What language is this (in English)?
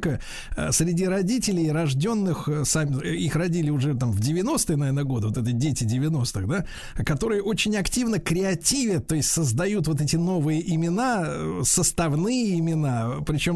Russian